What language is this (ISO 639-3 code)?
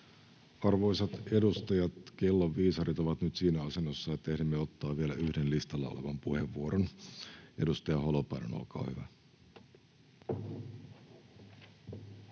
fin